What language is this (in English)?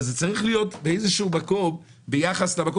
Hebrew